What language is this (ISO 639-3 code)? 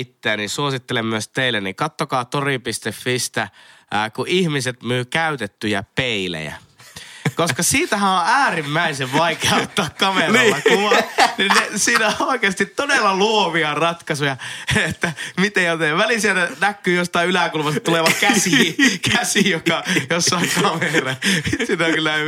fin